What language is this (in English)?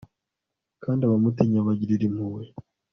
Kinyarwanda